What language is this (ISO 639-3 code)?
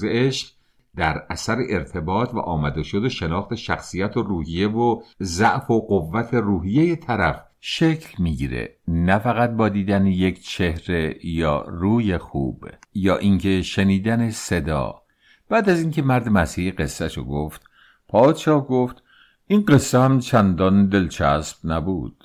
fas